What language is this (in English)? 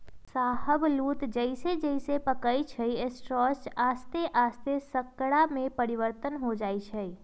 Magahi